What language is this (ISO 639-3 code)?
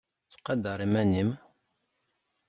kab